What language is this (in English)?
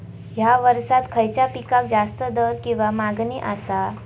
Marathi